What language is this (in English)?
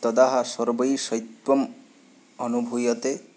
Sanskrit